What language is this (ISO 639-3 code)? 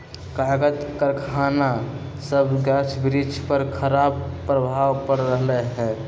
mag